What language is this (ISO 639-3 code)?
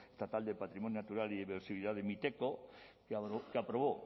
spa